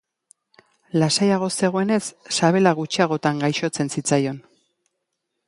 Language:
Basque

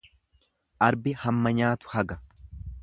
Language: Oromo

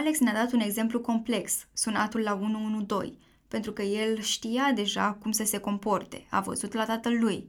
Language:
Romanian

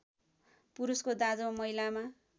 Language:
Nepali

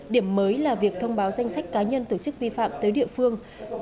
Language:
Vietnamese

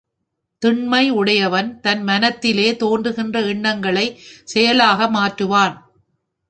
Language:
Tamil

